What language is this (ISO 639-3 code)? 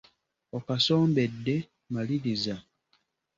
lug